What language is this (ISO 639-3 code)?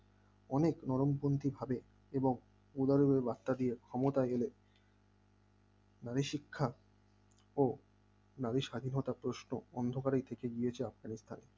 ben